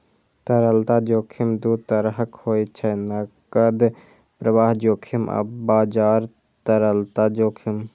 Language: Maithili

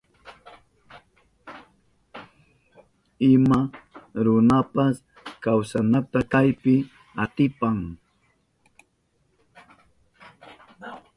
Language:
Southern Pastaza Quechua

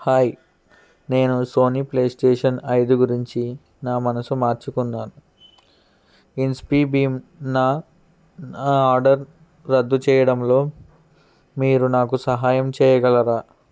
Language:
Telugu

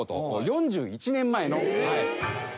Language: Japanese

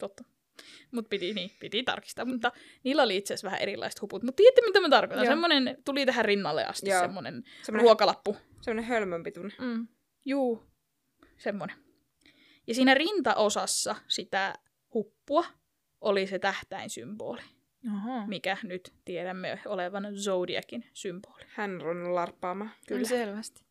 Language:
Finnish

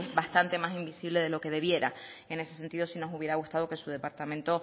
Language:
Spanish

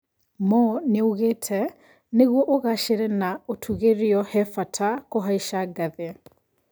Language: Kikuyu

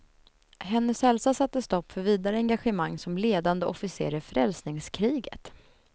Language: Swedish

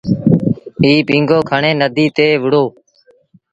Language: Sindhi Bhil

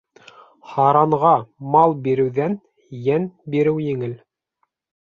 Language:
Bashkir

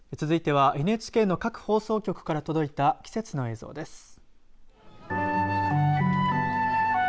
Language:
Japanese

